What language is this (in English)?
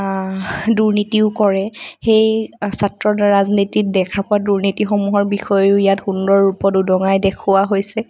Assamese